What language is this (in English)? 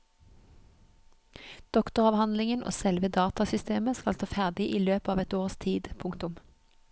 Norwegian